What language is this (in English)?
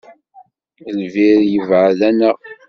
Kabyle